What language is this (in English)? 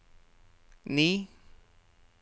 Norwegian